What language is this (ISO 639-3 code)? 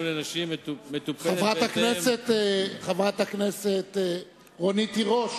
heb